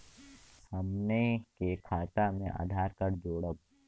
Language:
Bhojpuri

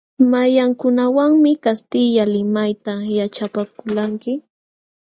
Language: Jauja Wanca Quechua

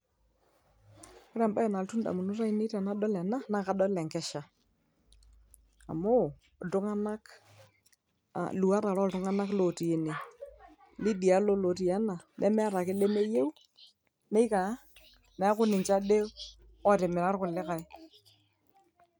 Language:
Masai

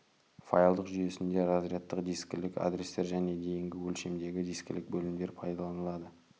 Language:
Kazakh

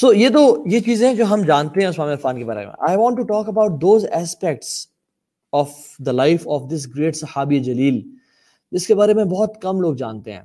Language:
Urdu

